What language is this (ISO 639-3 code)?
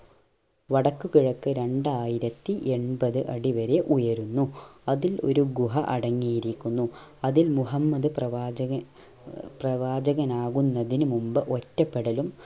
mal